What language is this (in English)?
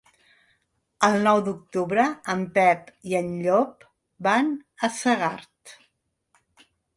Catalan